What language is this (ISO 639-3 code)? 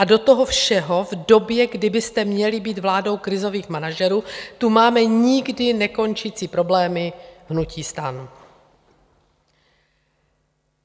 ces